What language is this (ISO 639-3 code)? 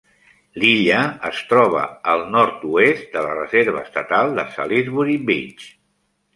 cat